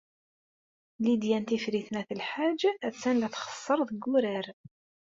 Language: Kabyle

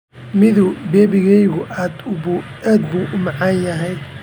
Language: Somali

